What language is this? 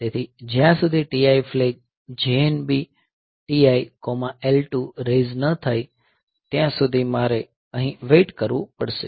Gujarati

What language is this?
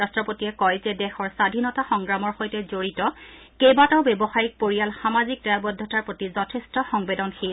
Assamese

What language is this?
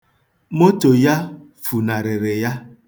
Igbo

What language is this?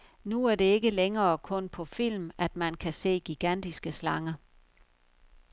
Danish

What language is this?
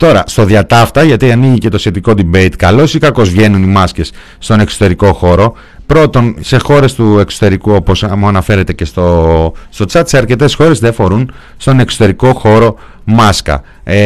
Greek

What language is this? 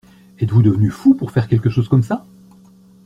French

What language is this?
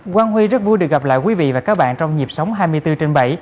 Vietnamese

